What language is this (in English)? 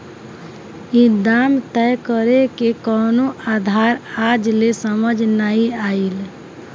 Bhojpuri